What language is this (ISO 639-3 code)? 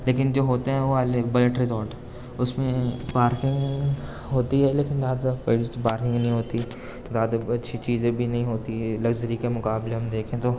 urd